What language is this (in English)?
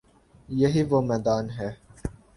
Urdu